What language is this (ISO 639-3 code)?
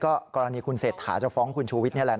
tha